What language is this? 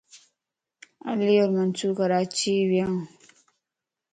Lasi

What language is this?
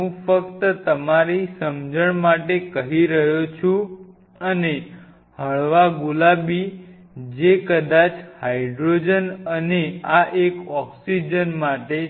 Gujarati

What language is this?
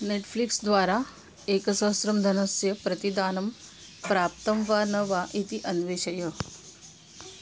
Sanskrit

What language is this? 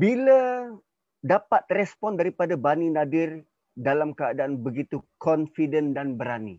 Malay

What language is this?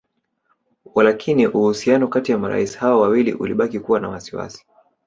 Swahili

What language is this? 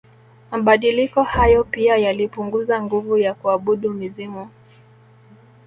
Swahili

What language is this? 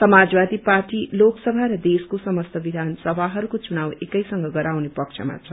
Nepali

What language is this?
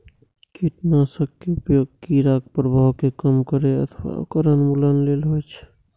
Maithili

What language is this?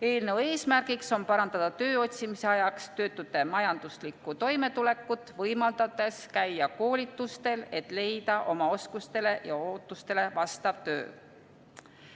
Estonian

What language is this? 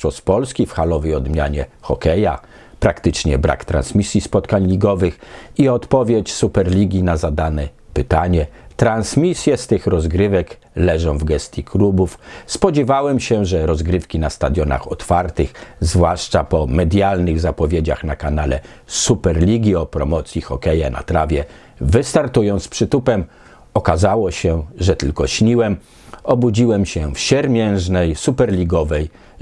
Polish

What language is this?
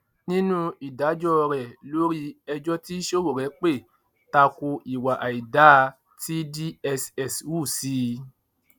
Yoruba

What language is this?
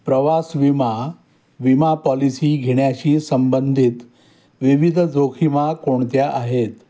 Marathi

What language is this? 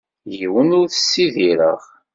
Kabyle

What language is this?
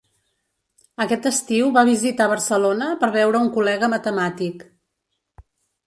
Catalan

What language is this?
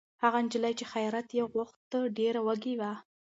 Pashto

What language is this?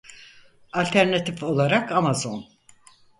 Turkish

